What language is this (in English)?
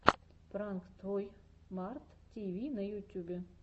Russian